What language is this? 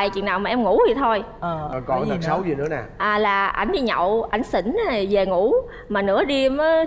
Vietnamese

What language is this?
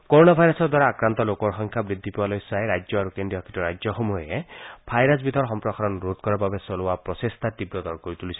Assamese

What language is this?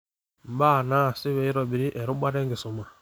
Masai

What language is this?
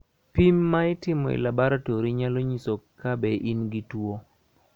Luo (Kenya and Tanzania)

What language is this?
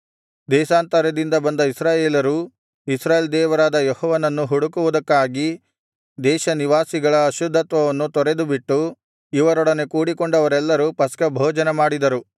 Kannada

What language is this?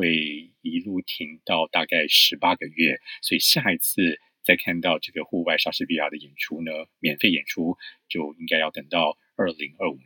Chinese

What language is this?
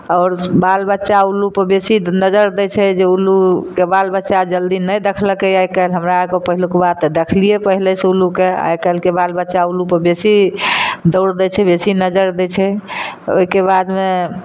Maithili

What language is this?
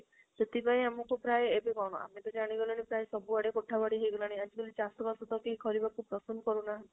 Odia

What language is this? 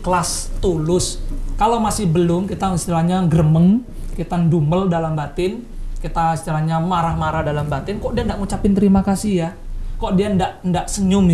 Indonesian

